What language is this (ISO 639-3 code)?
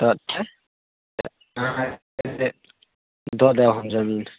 mai